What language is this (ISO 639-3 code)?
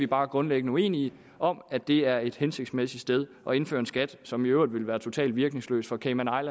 dan